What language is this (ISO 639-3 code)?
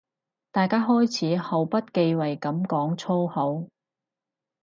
yue